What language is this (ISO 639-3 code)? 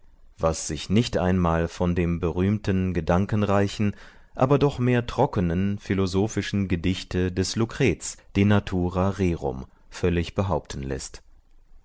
deu